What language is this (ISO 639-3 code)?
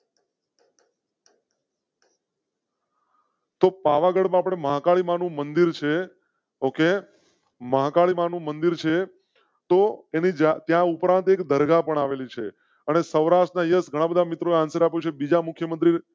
guj